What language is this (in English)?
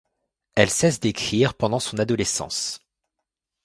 French